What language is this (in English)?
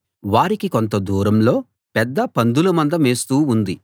Telugu